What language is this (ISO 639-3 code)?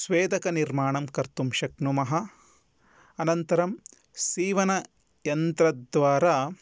san